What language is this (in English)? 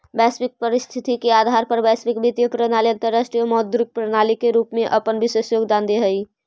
Magahi